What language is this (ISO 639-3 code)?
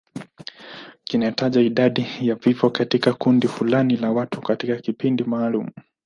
swa